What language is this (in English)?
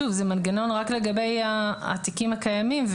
Hebrew